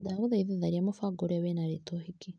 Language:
Kikuyu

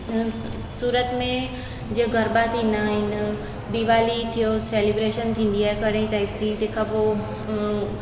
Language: Sindhi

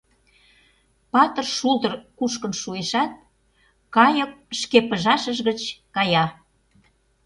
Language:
Mari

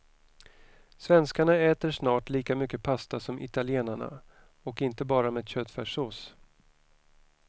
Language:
Swedish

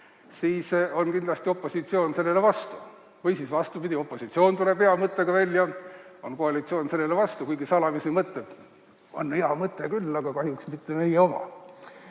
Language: Estonian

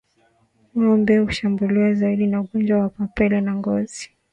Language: Swahili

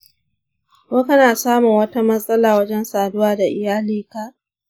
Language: Hausa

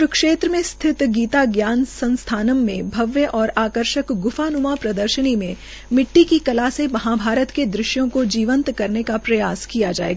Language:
Hindi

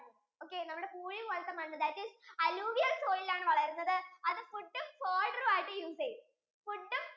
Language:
Malayalam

